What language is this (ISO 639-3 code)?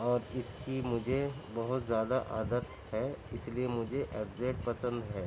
urd